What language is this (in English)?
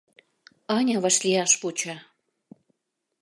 Mari